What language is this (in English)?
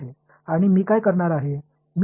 Tamil